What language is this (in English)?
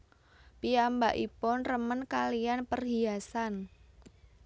Javanese